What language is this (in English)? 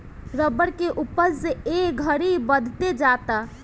Bhojpuri